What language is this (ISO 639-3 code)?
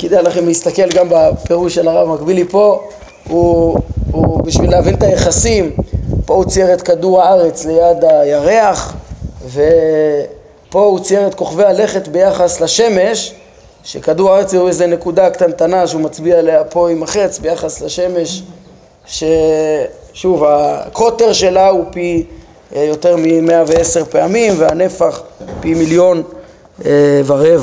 heb